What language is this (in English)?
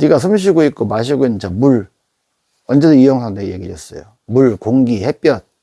Korean